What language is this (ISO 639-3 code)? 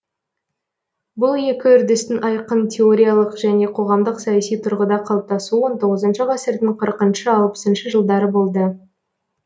kaz